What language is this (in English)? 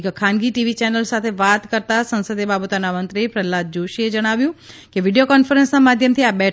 Gujarati